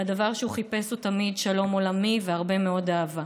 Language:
Hebrew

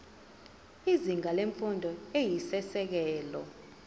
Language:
Zulu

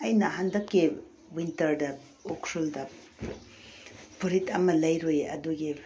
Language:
Manipuri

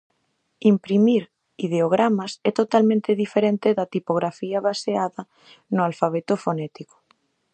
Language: Galician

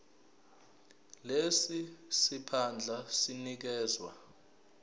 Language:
Zulu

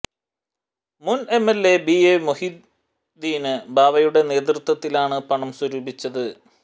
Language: Malayalam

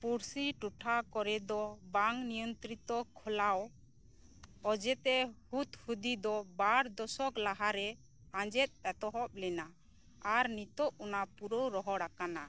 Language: Santali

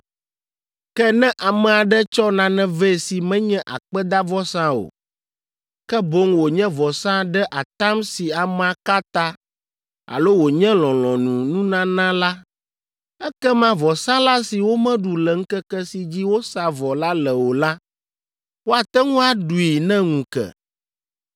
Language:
Ewe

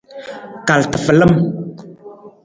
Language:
Nawdm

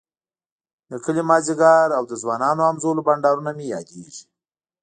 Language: Pashto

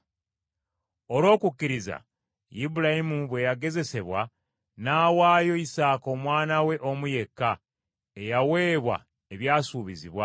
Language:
Ganda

